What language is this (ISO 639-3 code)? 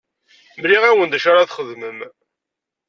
kab